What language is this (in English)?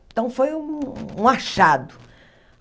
Portuguese